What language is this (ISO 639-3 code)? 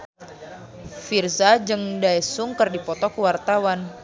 sun